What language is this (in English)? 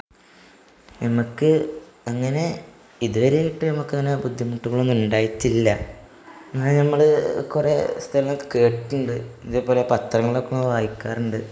Malayalam